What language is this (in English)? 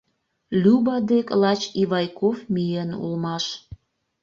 Mari